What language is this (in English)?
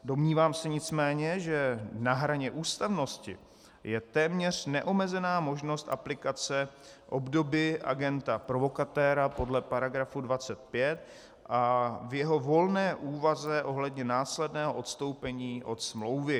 Czech